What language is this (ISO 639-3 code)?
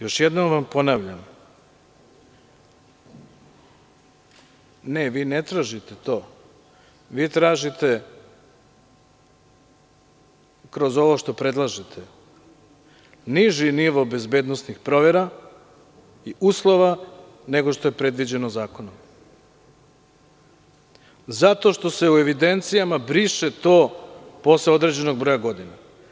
srp